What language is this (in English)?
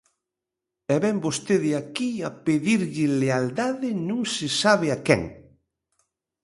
Galician